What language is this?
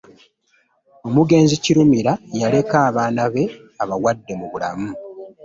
Ganda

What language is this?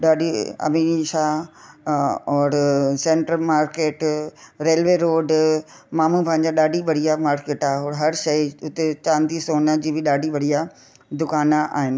Sindhi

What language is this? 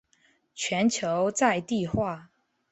Chinese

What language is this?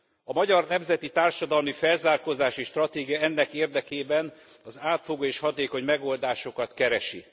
Hungarian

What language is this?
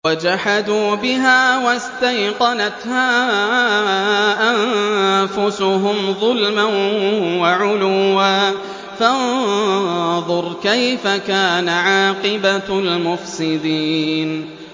Arabic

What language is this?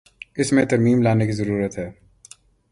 Urdu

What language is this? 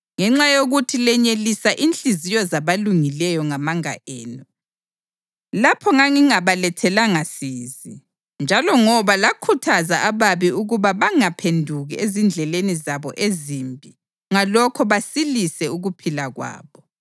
North Ndebele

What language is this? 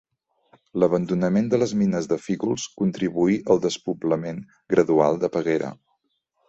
Catalan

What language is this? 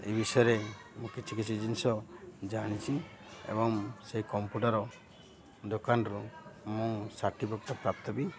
Odia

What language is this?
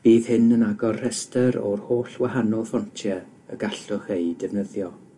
Welsh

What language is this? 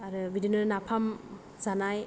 Bodo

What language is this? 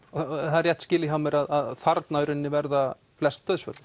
Icelandic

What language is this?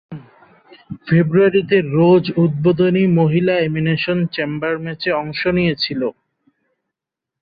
Bangla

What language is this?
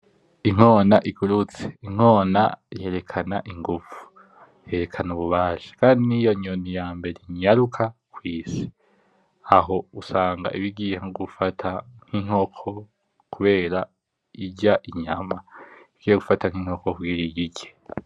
Rundi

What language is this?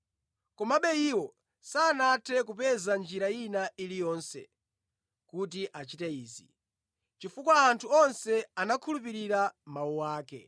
Nyanja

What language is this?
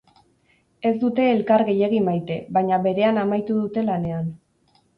Basque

